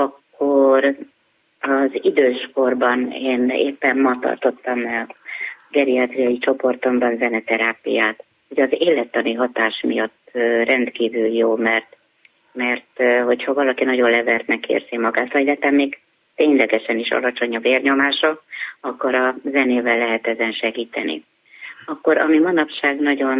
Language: Hungarian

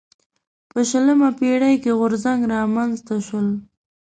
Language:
Pashto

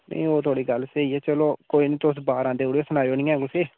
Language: Dogri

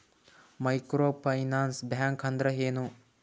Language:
Kannada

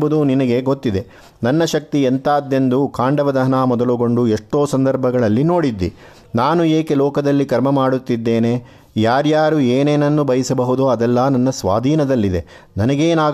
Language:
Kannada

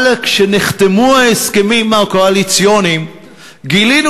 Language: Hebrew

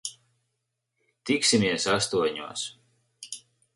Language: Latvian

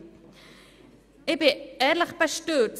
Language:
Swiss German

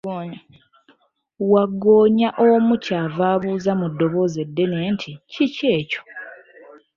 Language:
Ganda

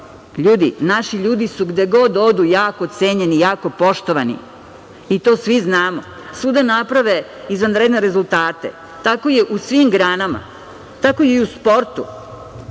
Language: Serbian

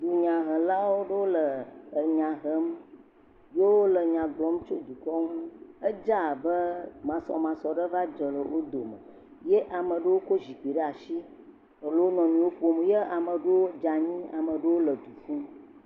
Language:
Ewe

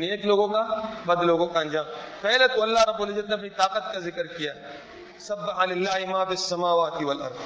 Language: Urdu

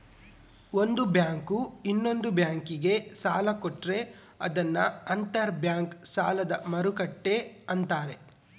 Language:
Kannada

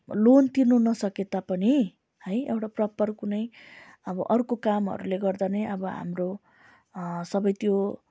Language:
Nepali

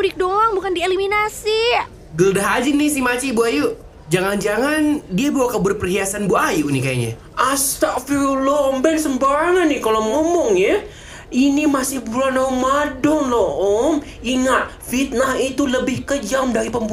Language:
Indonesian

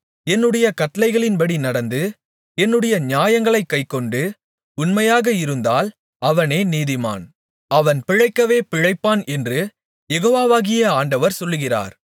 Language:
Tamil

